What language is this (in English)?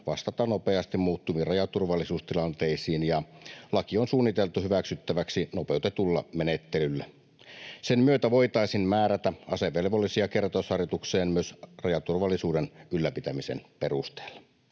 Finnish